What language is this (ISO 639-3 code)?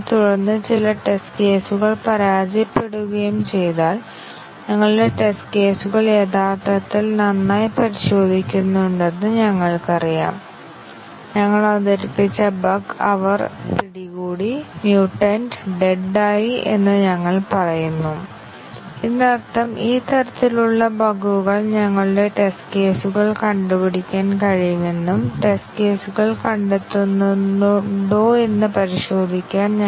mal